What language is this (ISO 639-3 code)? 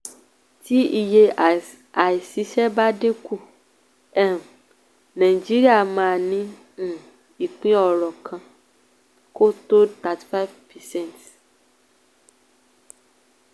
yor